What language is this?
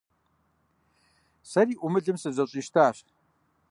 Kabardian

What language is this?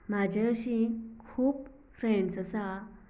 Konkani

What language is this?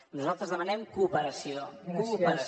Catalan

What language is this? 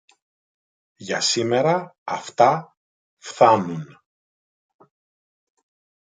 Greek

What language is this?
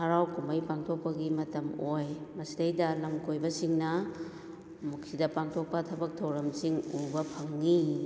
Manipuri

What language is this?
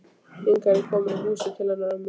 Icelandic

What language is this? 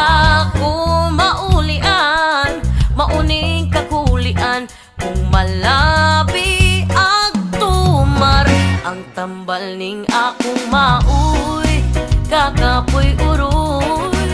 Indonesian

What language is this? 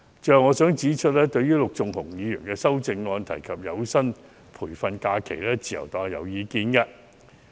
Cantonese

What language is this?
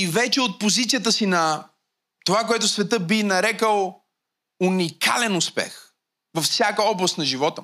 Bulgarian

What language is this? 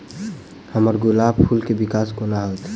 Maithili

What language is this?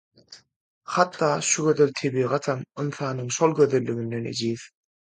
Turkmen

